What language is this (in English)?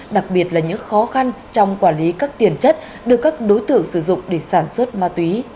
Vietnamese